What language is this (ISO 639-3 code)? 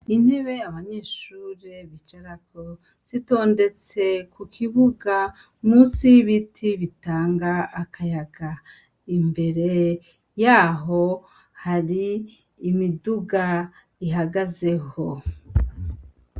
run